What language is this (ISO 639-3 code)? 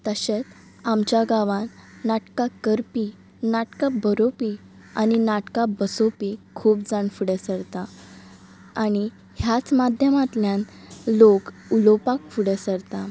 kok